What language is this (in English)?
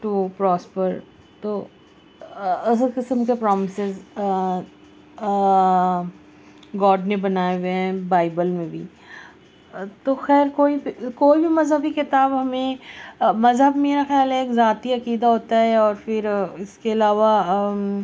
Urdu